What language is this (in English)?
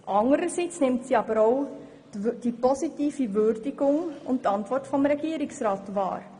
Swiss German